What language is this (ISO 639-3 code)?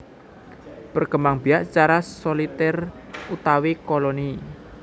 jav